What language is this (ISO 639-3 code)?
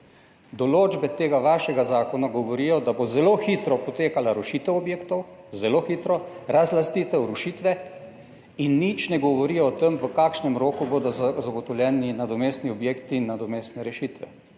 slv